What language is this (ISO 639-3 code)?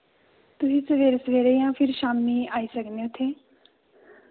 doi